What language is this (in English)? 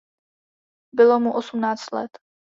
Czech